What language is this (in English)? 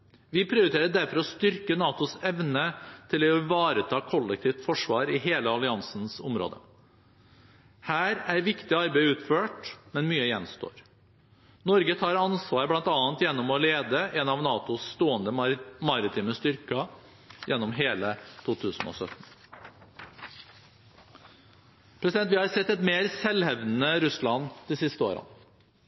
Norwegian Bokmål